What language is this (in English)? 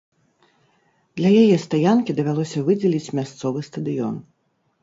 Belarusian